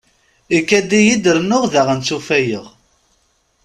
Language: Kabyle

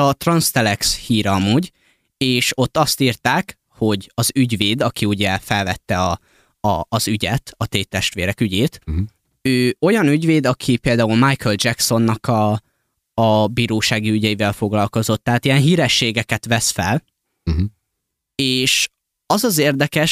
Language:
Hungarian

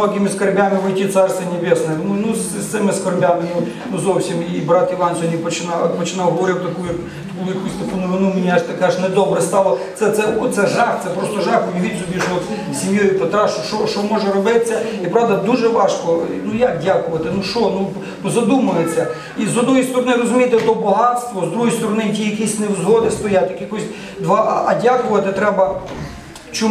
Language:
Ukrainian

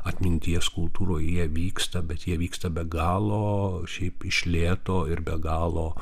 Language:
Lithuanian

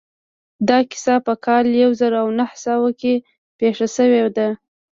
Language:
Pashto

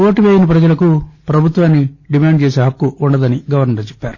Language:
Telugu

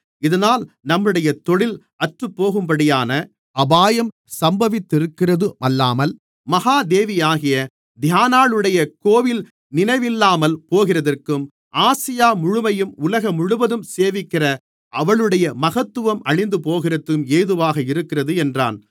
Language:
Tamil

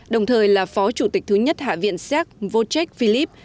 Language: Vietnamese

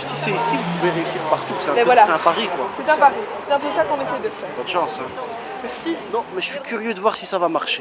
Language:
French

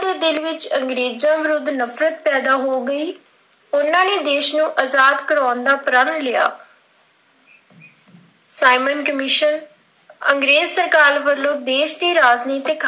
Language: Punjabi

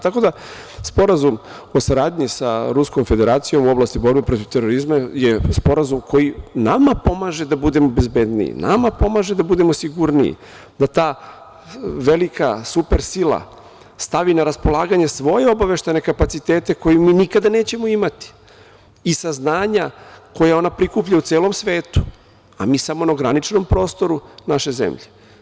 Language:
Serbian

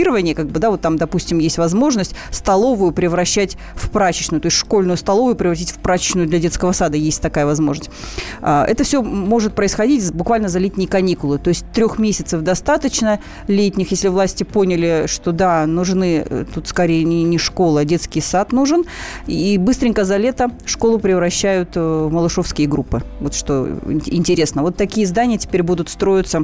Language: Russian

